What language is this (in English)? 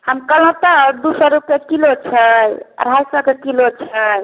Maithili